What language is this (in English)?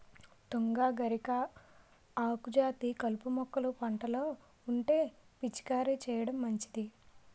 Telugu